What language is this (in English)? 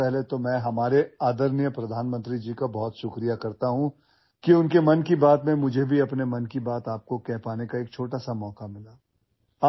Marathi